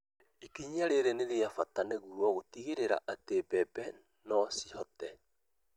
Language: Kikuyu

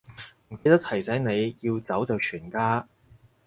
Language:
Cantonese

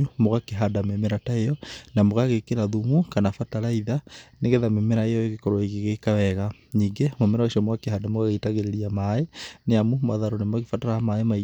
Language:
Kikuyu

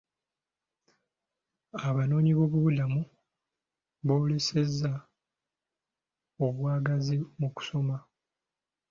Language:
Ganda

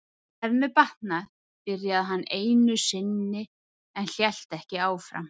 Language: Icelandic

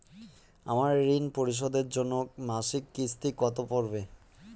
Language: Bangla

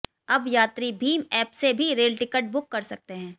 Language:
Hindi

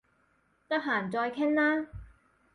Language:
Cantonese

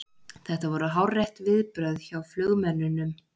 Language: Icelandic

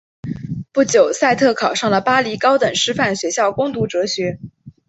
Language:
Chinese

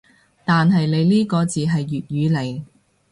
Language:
Cantonese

